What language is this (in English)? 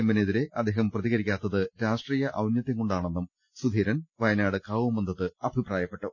Malayalam